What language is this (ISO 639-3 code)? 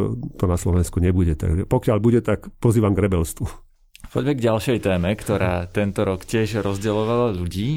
slk